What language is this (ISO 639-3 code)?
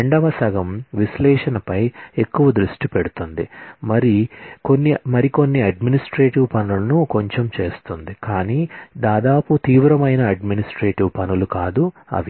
tel